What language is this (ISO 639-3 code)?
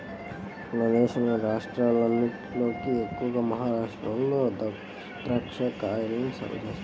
tel